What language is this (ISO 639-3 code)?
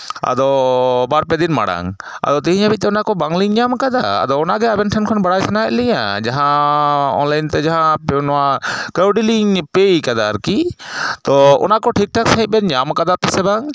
sat